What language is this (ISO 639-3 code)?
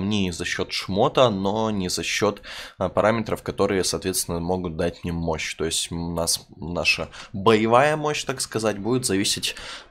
rus